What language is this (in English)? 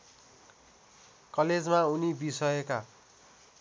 Nepali